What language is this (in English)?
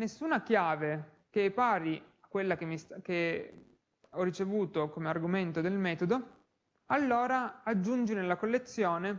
Italian